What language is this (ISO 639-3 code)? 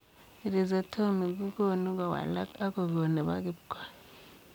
kln